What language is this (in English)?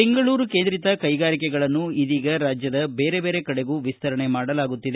Kannada